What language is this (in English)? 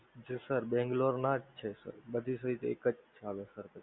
Gujarati